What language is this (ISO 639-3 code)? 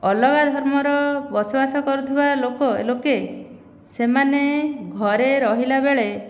ori